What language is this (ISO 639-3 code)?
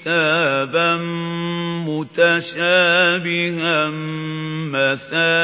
ara